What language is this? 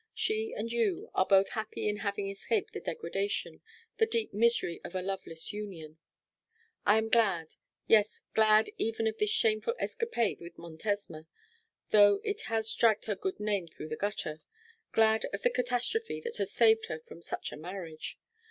English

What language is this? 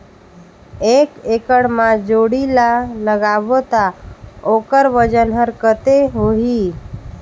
Chhattisgarhi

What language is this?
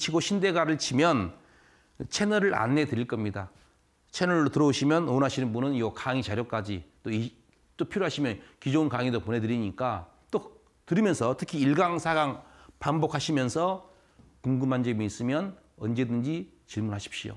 Korean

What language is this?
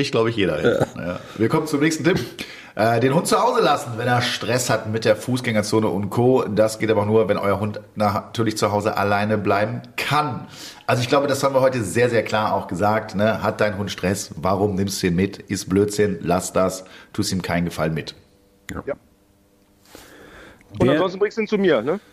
German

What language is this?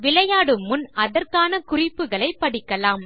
Tamil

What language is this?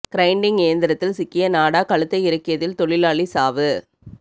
Tamil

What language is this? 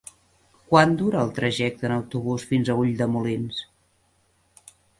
Catalan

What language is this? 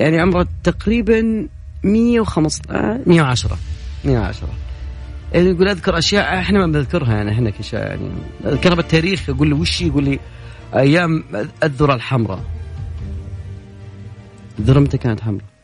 Arabic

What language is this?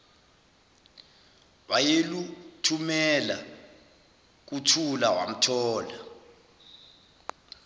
Zulu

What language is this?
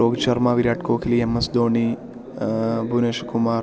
Malayalam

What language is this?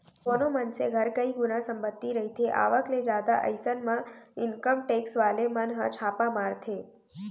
Chhattisgarhi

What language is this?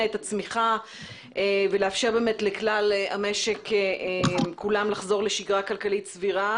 Hebrew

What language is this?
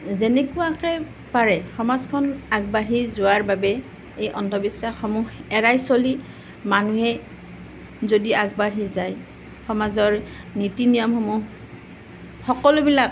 Assamese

